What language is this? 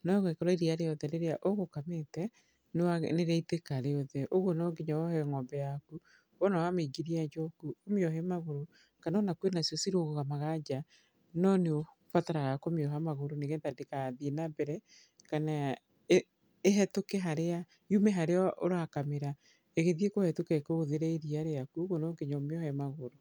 Kikuyu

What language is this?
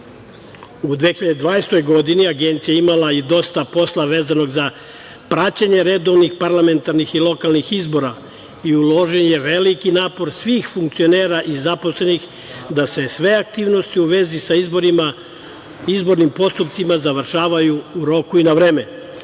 Serbian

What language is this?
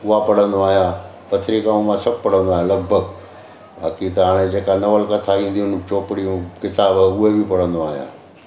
Sindhi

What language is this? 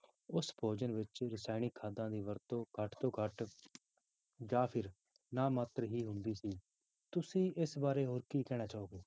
Punjabi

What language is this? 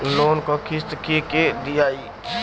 Bhojpuri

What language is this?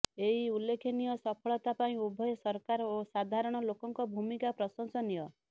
Odia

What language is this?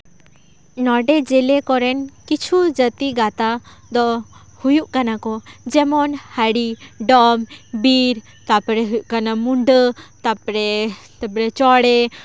Santali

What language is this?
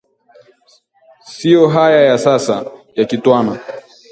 Swahili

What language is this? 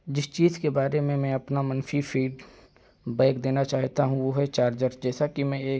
Urdu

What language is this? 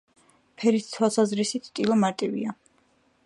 Georgian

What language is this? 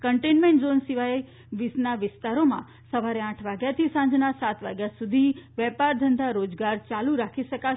Gujarati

